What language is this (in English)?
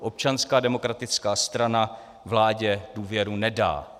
Czech